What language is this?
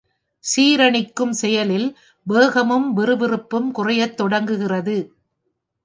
Tamil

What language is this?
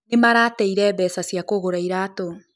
Kikuyu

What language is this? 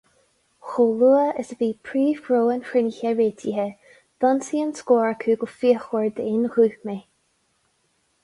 Irish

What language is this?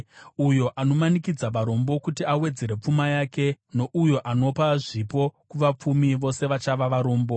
Shona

